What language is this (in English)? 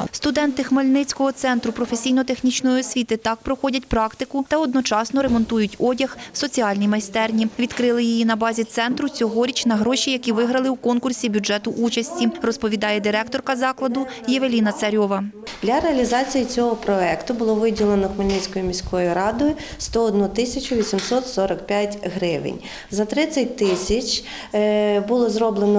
Ukrainian